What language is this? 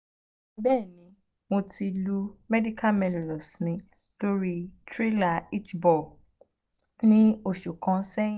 Yoruba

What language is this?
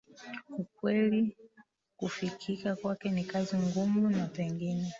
Swahili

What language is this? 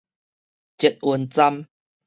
Min Nan Chinese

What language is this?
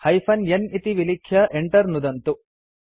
Sanskrit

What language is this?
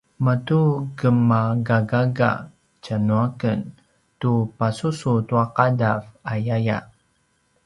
Paiwan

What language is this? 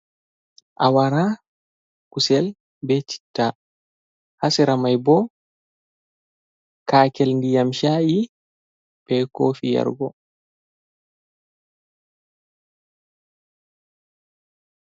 Fula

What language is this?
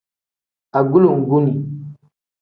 Tem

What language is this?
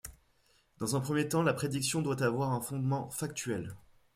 French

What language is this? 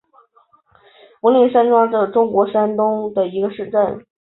Chinese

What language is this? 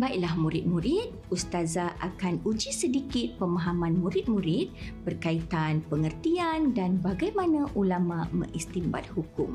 Malay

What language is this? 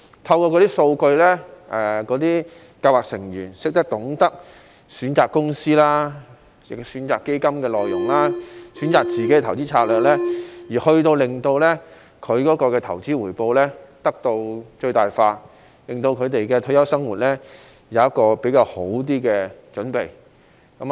Cantonese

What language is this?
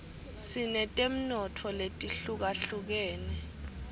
Swati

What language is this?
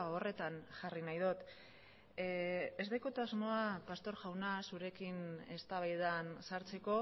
Basque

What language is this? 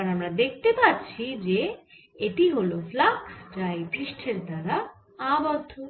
Bangla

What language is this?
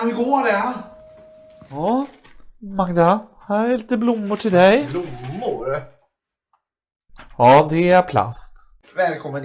Swedish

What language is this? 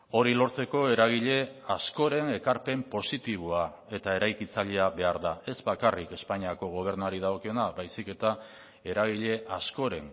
Basque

